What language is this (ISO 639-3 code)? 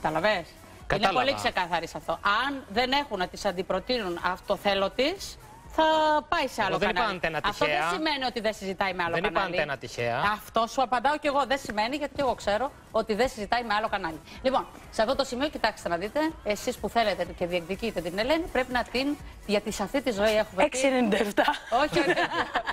ell